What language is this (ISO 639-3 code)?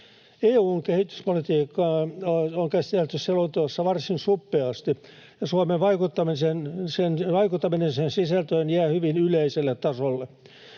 fin